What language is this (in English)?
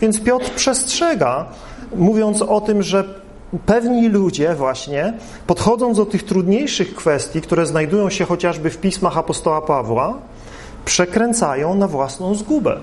Polish